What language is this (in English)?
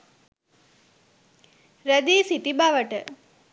Sinhala